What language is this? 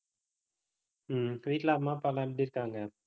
Tamil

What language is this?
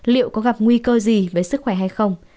Vietnamese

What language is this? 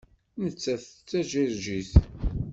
Kabyle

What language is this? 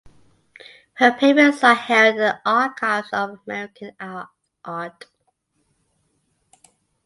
English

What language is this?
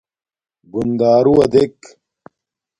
Domaaki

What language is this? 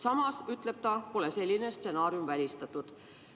Estonian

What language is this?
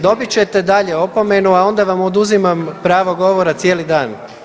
Croatian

